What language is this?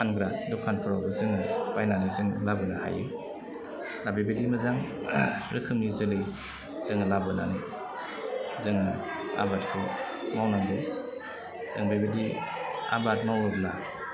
Bodo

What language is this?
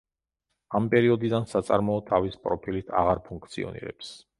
Georgian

